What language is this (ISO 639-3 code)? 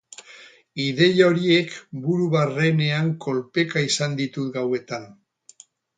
eus